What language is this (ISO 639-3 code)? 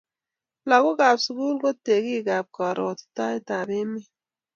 kln